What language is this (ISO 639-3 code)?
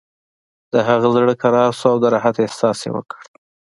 pus